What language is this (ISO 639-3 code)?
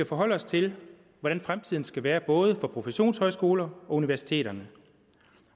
dan